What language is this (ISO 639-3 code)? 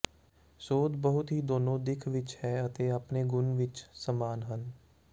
pan